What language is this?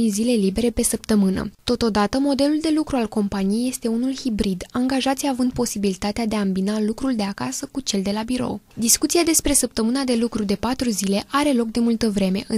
Romanian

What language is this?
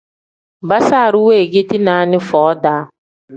Tem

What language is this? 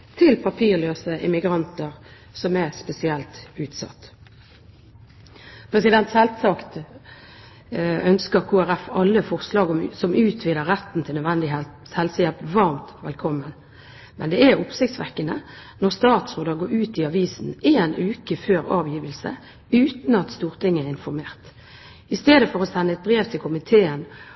Norwegian Bokmål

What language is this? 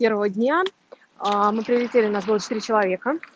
Russian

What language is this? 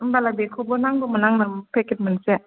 Bodo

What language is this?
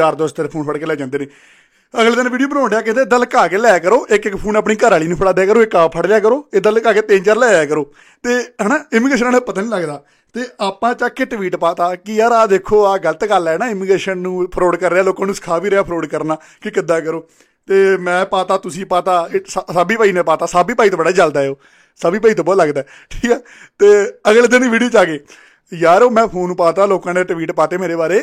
Punjabi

